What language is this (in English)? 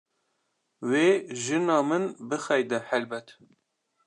Kurdish